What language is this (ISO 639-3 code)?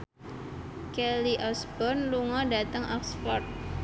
jav